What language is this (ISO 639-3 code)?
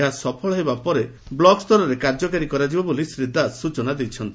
ori